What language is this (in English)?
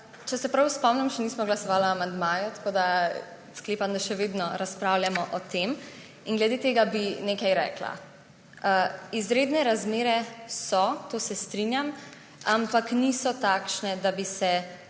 Slovenian